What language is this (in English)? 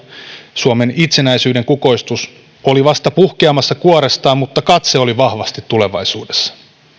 Finnish